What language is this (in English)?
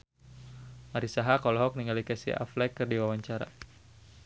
Sundanese